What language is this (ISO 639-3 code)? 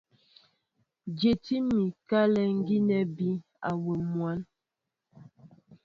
mbo